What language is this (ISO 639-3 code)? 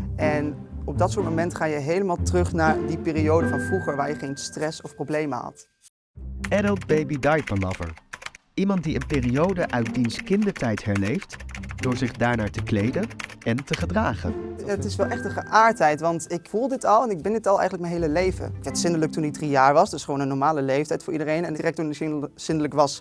nld